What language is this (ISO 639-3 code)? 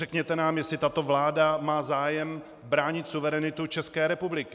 ces